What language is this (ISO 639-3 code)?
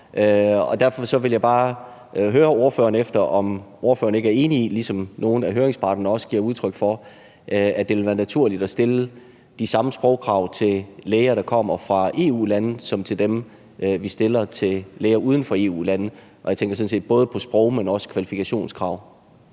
dan